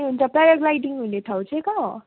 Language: Nepali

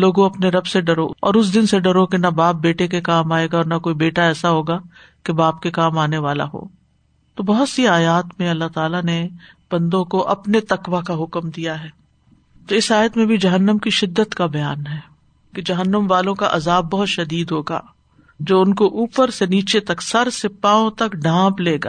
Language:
Urdu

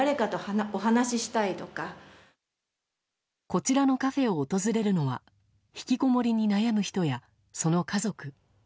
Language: Japanese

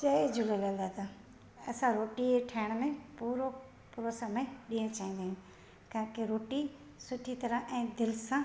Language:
Sindhi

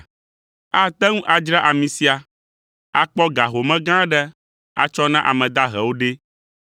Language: Ewe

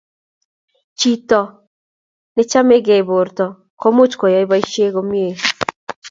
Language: Kalenjin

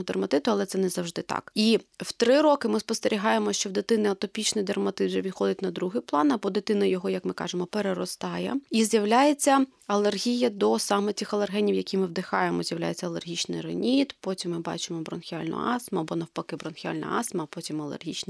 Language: Ukrainian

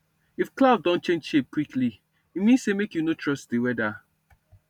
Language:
Nigerian Pidgin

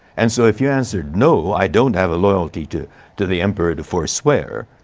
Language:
English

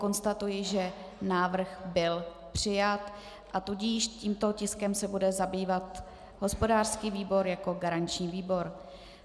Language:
Czech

